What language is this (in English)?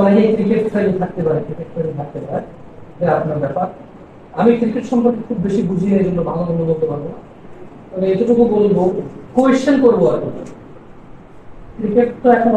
Arabic